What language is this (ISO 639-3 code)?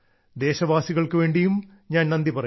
mal